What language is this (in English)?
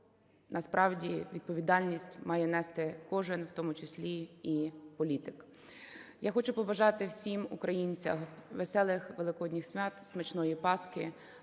Ukrainian